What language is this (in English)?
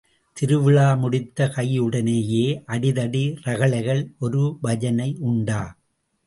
Tamil